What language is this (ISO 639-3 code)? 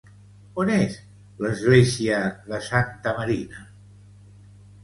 cat